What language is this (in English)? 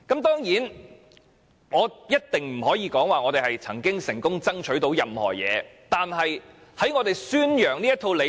Cantonese